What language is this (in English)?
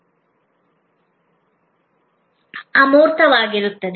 Kannada